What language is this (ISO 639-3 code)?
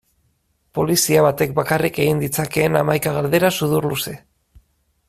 eus